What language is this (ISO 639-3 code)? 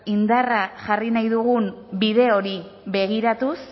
eus